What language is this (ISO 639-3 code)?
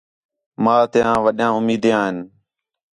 xhe